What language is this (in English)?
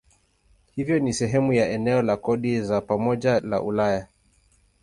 Swahili